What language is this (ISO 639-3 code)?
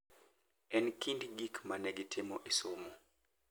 luo